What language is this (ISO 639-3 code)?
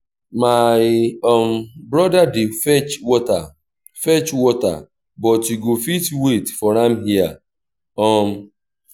pcm